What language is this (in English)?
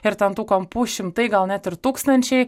Lithuanian